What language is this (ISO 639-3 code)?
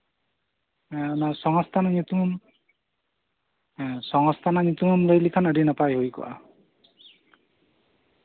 sat